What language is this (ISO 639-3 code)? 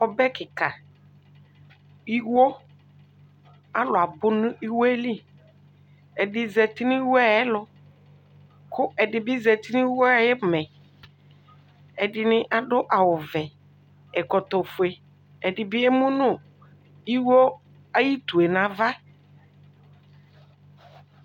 kpo